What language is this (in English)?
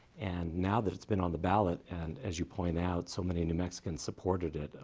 English